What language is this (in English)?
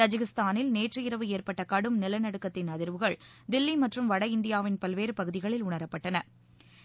Tamil